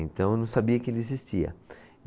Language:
Portuguese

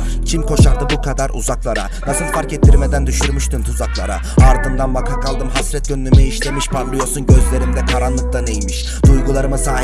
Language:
Turkish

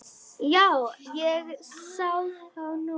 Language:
Icelandic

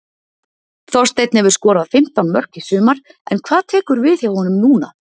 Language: Icelandic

